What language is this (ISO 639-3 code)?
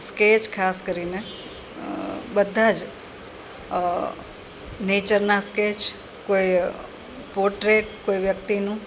guj